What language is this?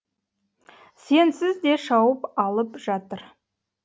Kazakh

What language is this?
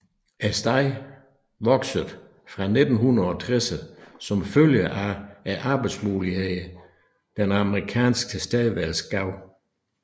Danish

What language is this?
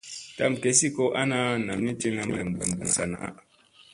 Musey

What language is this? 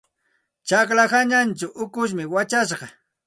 Santa Ana de Tusi Pasco Quechua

